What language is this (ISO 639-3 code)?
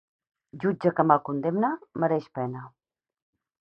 cat